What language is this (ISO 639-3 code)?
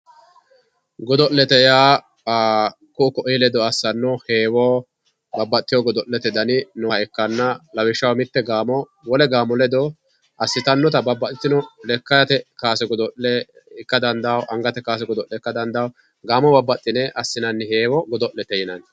sid